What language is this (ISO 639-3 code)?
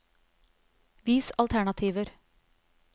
nor